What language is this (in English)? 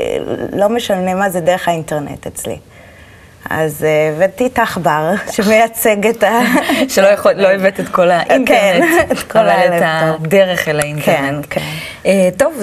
Hebrew